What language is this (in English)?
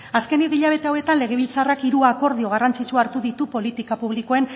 Basque